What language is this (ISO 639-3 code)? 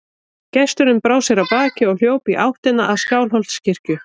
isl